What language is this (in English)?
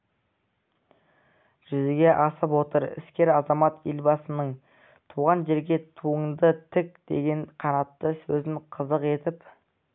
Kazakh